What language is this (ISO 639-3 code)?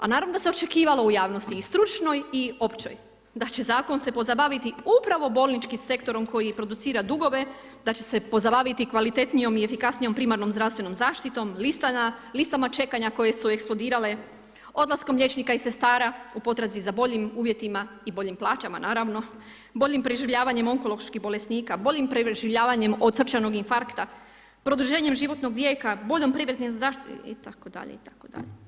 hrv